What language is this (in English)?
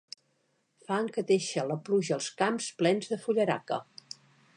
Catalan